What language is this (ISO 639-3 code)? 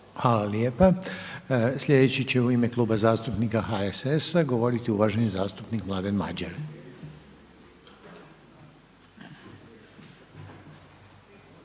hrv